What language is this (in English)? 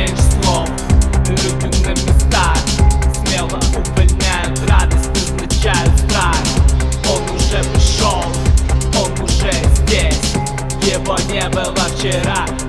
Russian